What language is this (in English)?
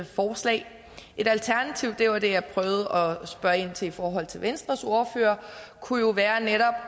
Danish